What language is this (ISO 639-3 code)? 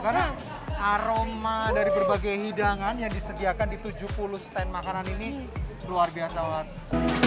ind